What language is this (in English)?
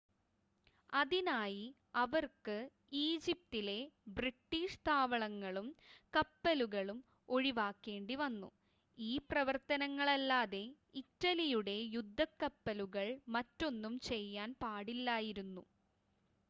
Malayalam